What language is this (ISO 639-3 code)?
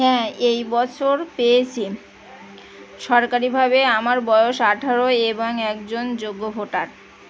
ben